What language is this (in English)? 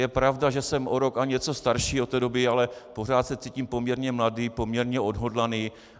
Czech